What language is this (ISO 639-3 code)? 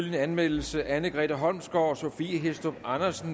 dan